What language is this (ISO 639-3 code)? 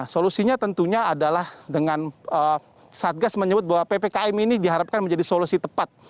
ind